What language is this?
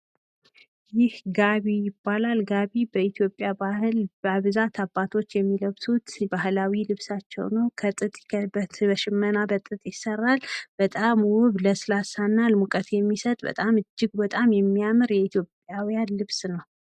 Amharic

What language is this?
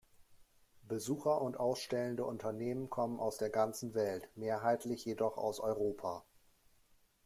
German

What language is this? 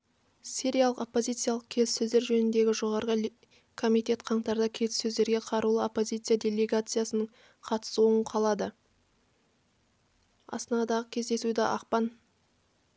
Kazakh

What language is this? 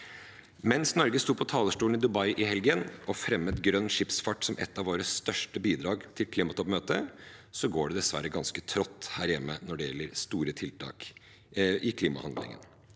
Norwegian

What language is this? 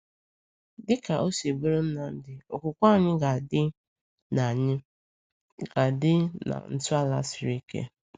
Igbo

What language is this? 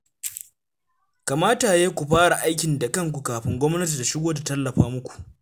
Hausa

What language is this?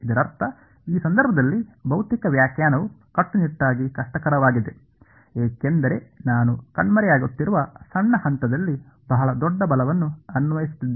Kannada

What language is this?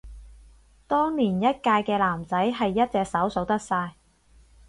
Cantonese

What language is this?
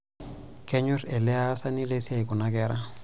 Masai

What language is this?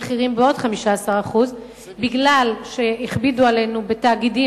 Hebrew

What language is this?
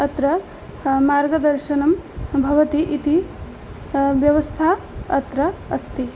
Sanskrit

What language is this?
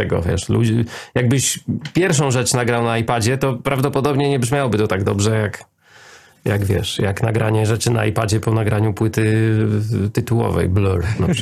Polish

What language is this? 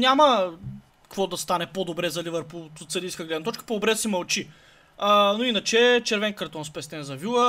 Bulgarian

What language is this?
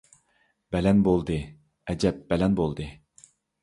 Uyghur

